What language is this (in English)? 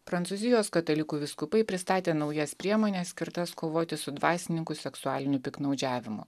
Lithuanian